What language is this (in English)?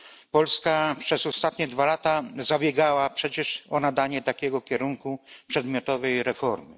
Polish